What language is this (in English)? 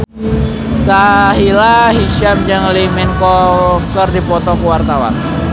Sundanese